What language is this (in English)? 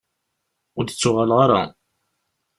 Kabyle